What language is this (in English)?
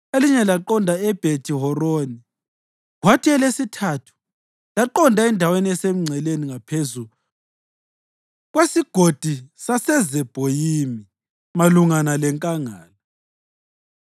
North Ndebele